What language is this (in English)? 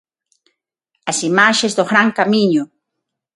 Galician